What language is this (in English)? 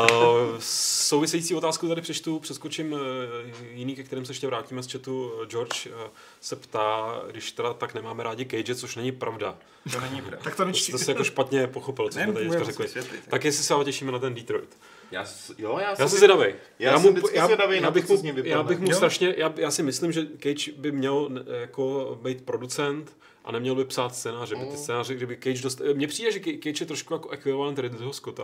Czech